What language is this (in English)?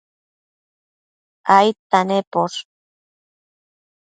Matsés